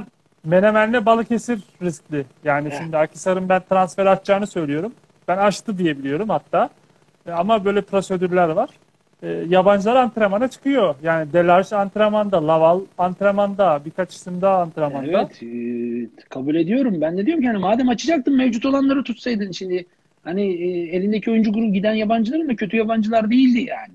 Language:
Turkish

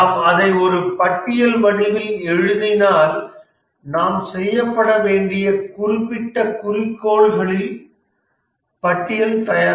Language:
Tamil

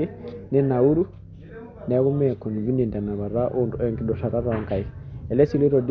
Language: Masai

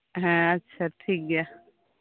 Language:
Santali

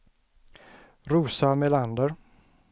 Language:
Swedish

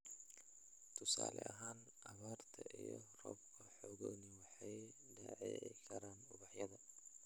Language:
Somali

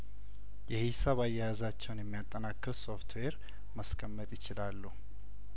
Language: Amharic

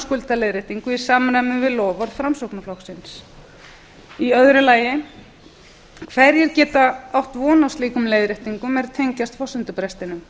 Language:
Icelandic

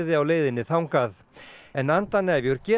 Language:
Icelandic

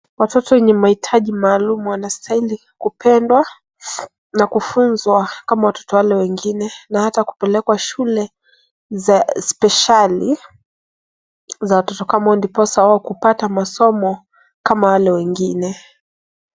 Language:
Swahili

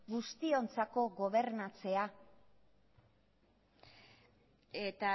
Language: Basque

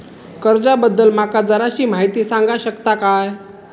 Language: Marathi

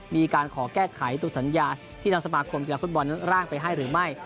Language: Thai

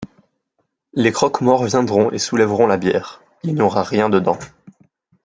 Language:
French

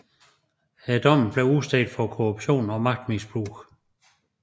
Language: Danish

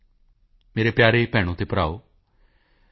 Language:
Punjabi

